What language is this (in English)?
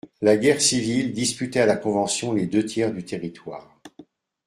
French